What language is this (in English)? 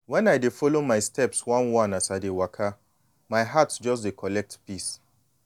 Nigerian Pidgin